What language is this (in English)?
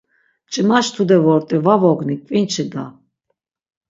Laz